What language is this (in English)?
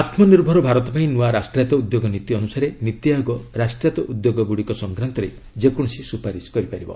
Odia